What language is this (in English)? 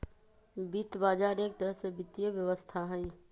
Magahi